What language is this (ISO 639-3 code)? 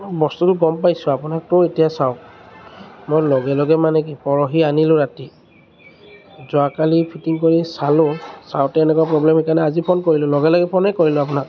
asm